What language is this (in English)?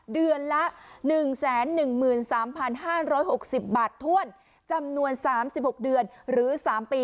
Thai